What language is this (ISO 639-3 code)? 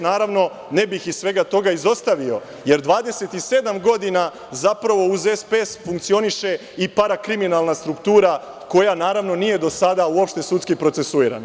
srp